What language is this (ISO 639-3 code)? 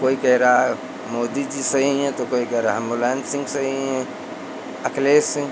hin